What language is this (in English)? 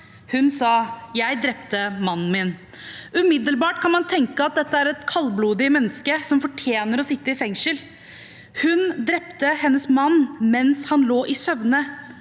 Norwegian